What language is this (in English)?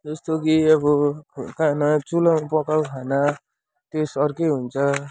Nepali